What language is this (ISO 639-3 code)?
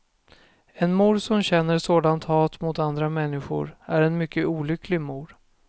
swe